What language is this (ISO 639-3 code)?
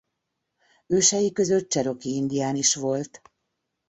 hun